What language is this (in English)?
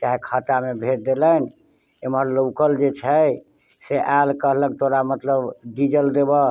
Maithili